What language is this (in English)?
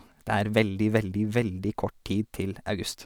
Norwegian